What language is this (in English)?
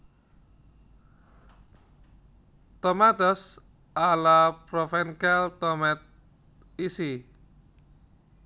Javanese